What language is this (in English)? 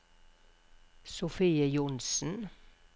Norwegian